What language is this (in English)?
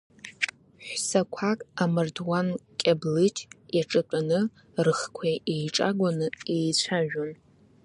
Abkhazian